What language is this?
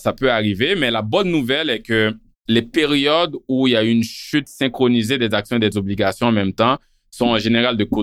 French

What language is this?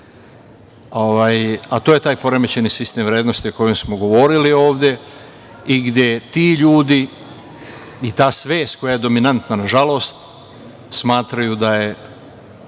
Serbian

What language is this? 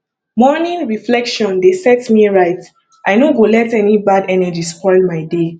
Nigerian Pidgin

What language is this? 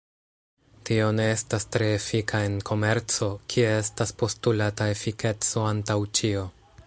Esperanto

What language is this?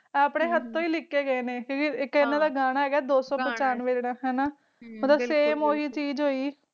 Punjabi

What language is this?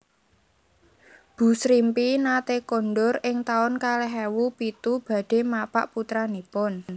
Javanese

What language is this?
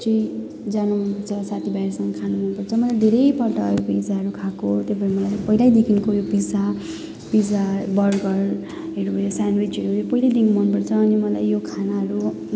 Nepali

